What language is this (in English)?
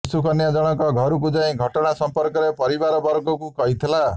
Odia